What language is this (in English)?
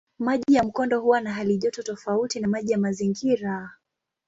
Swahili